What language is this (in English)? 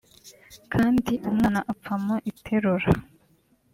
Kinyarwanda